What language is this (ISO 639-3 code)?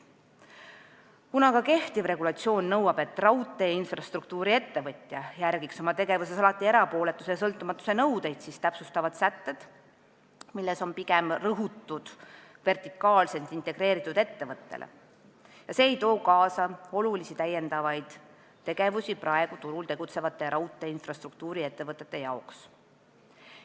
est